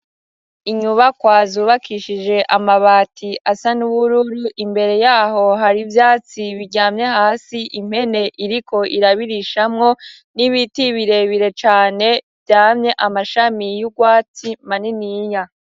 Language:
Rundi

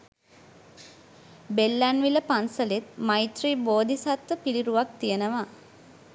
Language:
Sinhala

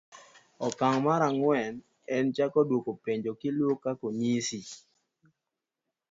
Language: Luo (Kenya and Tanzania)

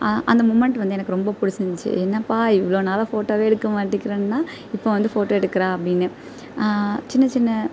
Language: Tamil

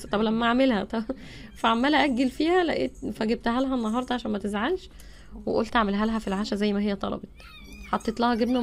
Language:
Arabic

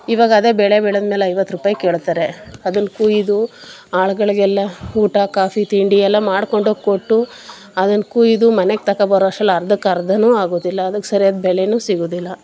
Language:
Kannada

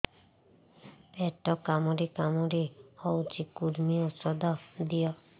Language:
Odia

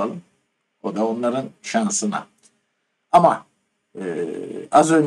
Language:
Turkish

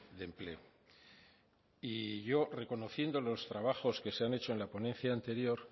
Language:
Spanish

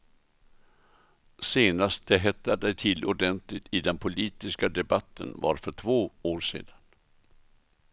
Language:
Swedish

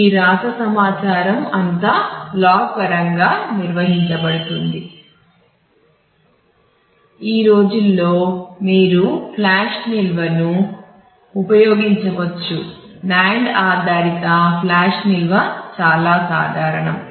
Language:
Telugu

